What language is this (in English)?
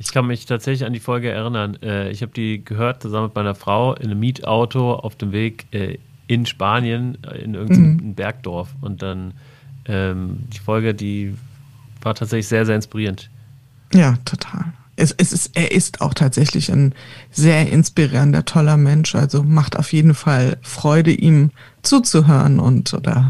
German